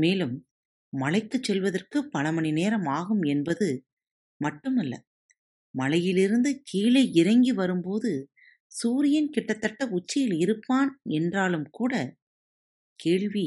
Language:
Tamil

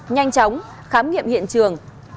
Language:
Vietnamese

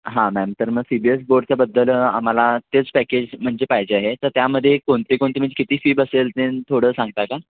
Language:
Marathi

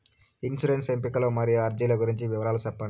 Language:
Telugu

